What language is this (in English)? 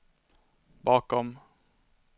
Swedish